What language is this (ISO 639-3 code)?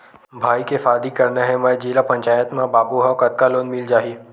hne